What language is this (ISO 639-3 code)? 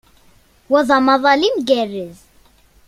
kab